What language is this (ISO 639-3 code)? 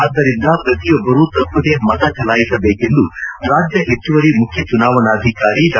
kan